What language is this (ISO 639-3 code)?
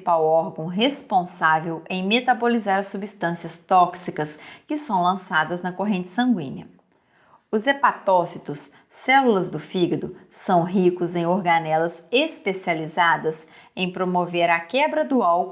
por